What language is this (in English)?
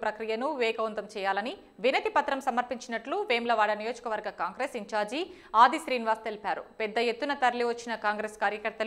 Hindi